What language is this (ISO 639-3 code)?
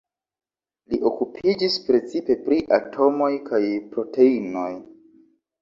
epo